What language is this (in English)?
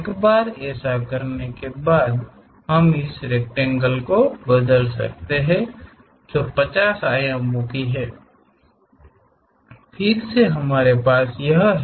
Hindi